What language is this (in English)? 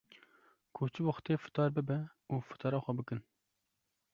Kurdish